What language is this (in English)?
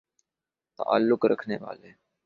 Urdu